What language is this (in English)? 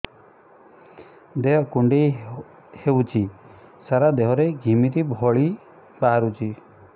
Odia